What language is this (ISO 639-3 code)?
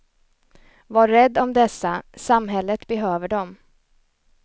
swe